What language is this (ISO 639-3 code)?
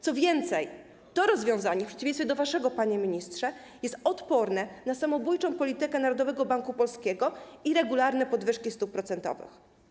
pol